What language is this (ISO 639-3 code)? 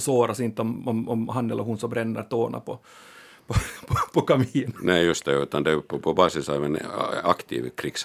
swe